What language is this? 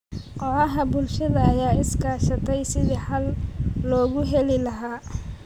Somali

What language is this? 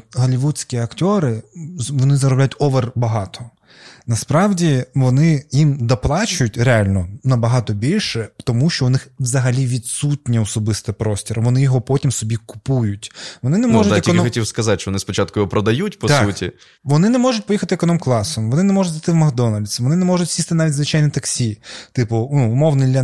Ukrainian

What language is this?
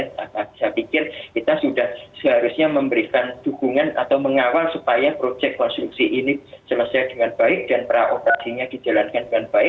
Indonesian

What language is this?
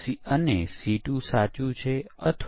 Gujarati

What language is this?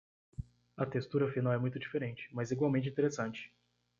Portuguese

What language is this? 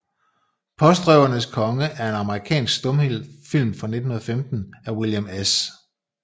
Danish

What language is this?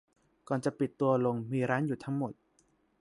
Thai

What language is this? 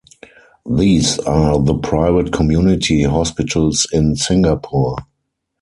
English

